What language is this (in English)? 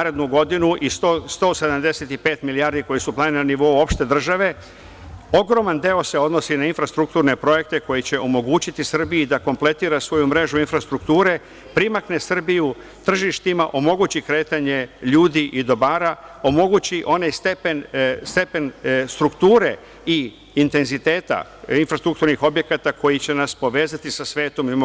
Serbian